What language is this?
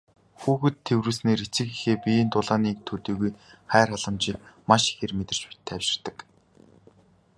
Mongolian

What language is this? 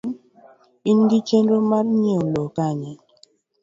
Luo (Kenya and Tanzania)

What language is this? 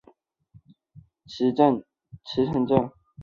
Chinese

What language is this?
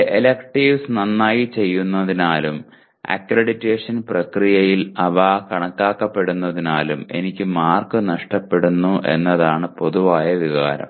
Malayalam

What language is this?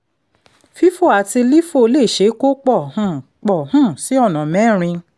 Yoruba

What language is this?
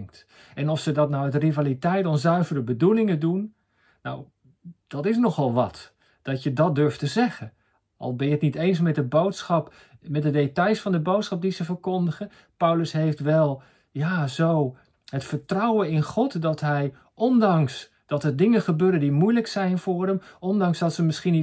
Dutch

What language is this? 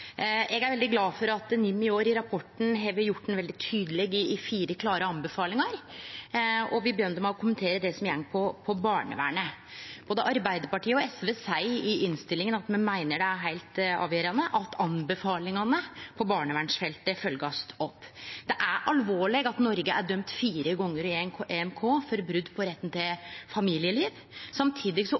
Norwegian Nynorsk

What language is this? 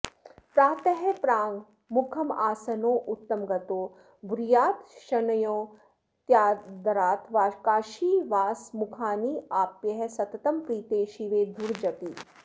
Sanskrit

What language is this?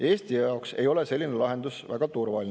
Estonian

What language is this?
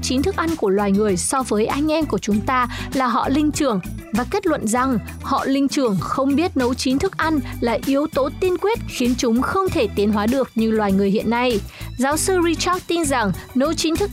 Vietnamese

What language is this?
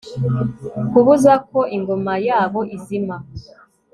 Kinyarwanda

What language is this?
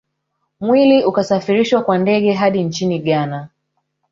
Swahili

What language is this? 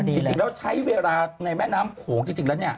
Thai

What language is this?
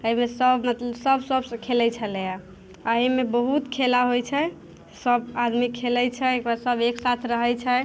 Maithili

